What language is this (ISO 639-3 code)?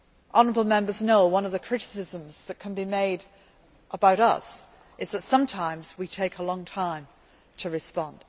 eng